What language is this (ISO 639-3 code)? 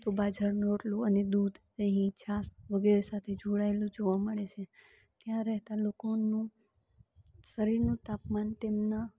guj